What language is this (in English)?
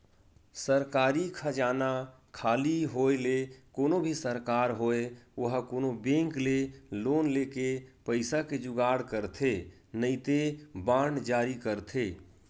Chhattisgarhi